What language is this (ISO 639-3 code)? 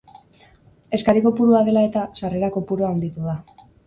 eus